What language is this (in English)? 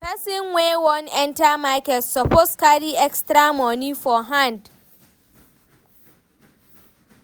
Nigerian Pidgin